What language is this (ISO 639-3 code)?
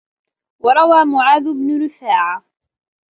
ara